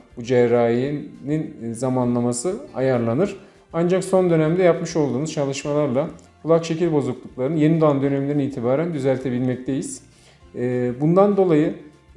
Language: Turkish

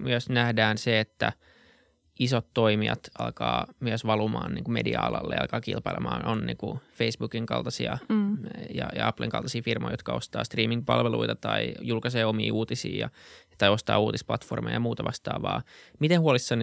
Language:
Finnish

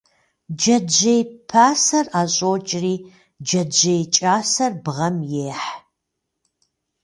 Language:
Kabardian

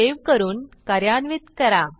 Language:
Marathi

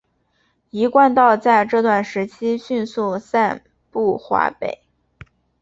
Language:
Chinese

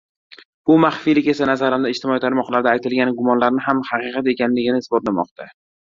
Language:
Uzbek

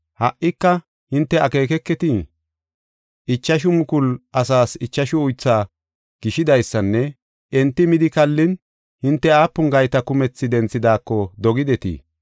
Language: Gofa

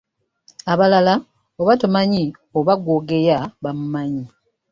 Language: Ganda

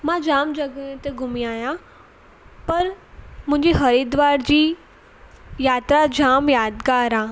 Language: Sindhi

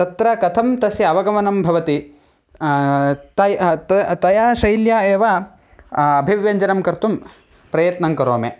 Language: Sanskrit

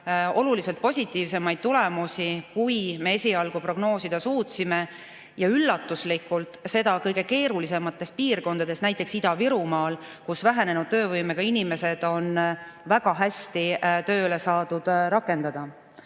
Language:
Estonian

